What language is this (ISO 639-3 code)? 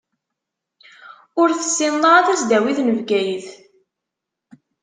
kab